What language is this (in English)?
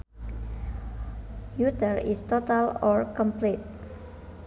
Sundanese